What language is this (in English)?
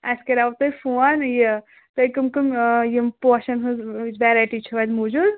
Kashmiri